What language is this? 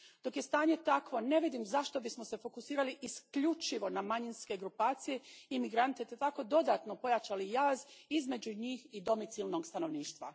Croatian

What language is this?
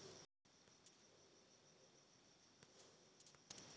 Maithili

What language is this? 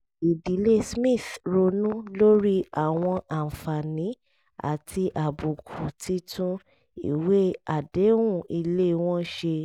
Yoruba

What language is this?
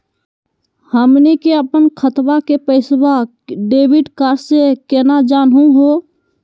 Magahi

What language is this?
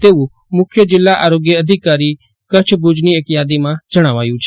Gujarati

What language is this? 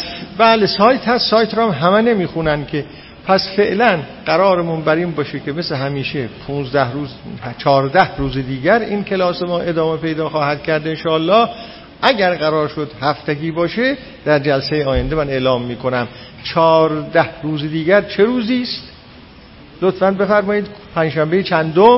Persian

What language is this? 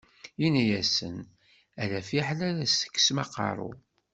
Kabyle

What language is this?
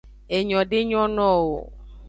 Aja (Benin)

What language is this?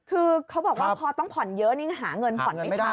Thai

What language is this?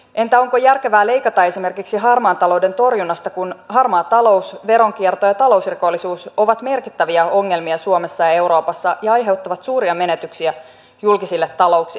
Finnish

